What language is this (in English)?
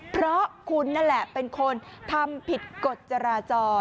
Thai